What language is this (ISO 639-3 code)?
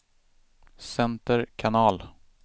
swe